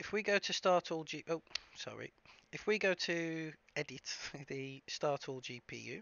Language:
English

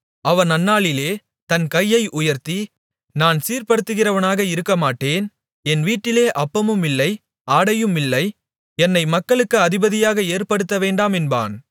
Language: Tamil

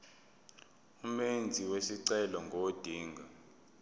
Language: Zulu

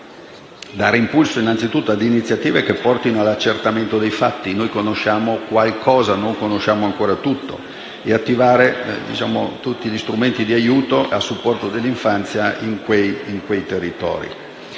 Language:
Italian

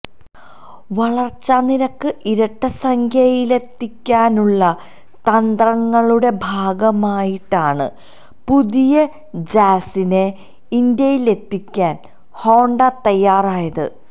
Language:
Malayalam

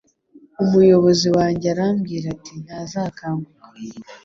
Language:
Kinyarwanda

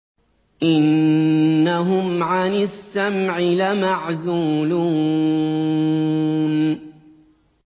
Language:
Arabic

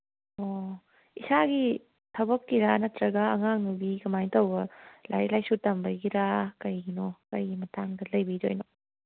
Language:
Manipuri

